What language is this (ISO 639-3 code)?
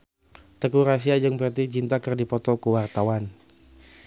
sun